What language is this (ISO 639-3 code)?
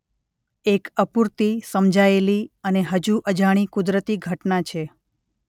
guj